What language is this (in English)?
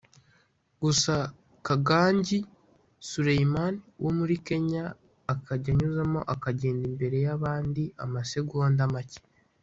Kinyarwanda